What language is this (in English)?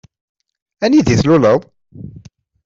Kabyle